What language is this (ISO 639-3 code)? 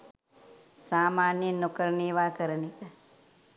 sin